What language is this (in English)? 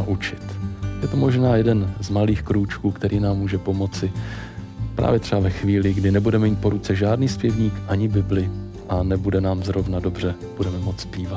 Czech